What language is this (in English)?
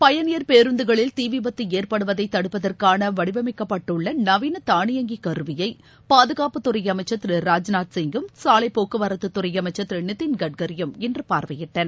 Tamil